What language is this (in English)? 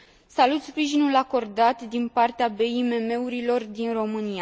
Romanian